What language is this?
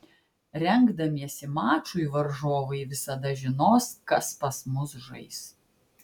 Lithuanian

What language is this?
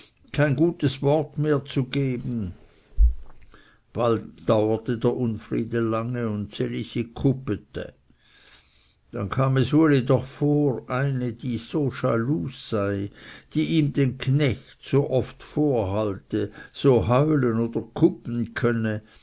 German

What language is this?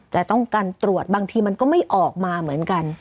Thai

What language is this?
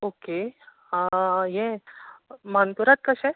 Konkani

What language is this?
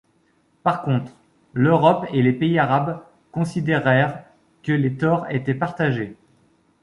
French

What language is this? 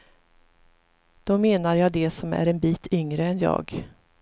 Swedish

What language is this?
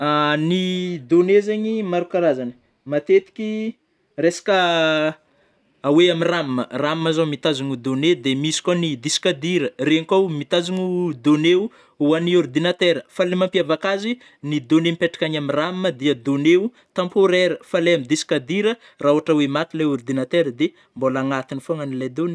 Northern Betsimisaraka Malagasy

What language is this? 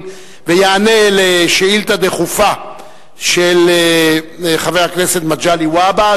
Hebrew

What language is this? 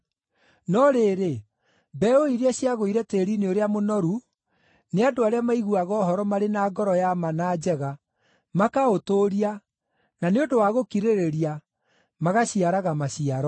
Kikuyu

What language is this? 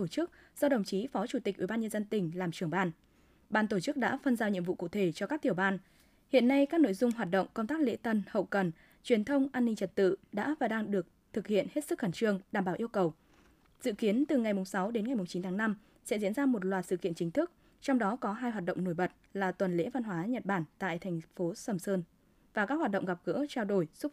Vietnamese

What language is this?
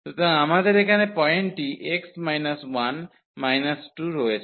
Bangla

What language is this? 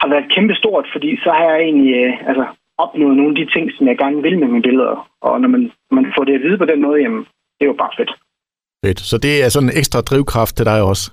Danish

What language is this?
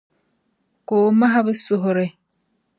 Dagbani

